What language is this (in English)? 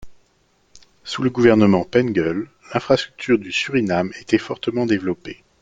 French